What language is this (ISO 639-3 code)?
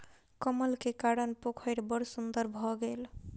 mai